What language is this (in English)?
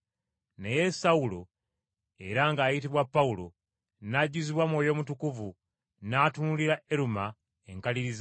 Ganda